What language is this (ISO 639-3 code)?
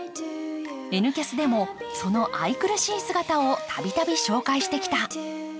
jpn